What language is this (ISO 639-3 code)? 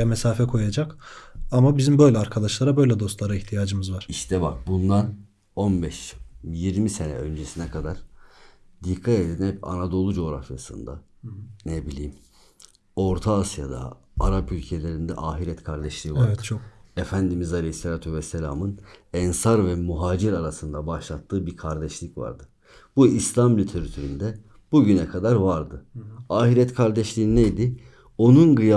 tur